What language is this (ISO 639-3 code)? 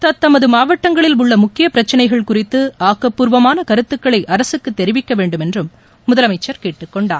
tam